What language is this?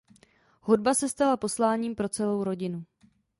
Czech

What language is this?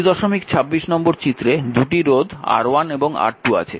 Bangla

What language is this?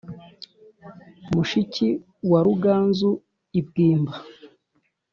Kinyarwanda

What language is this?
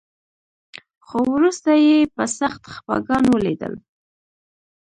Pashto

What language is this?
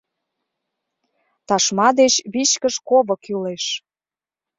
Mari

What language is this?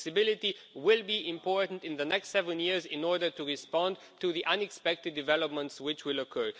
English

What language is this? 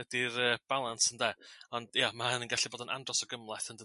Welsh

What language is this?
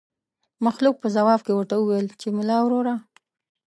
Pashto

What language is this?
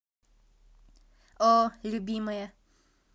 Russian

